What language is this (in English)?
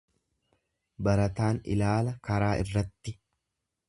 Oromo